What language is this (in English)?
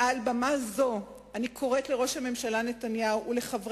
Hebrew